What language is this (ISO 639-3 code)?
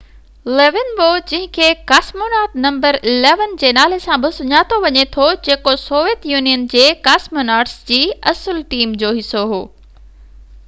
snd